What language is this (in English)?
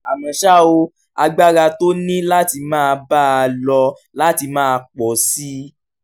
Yoruba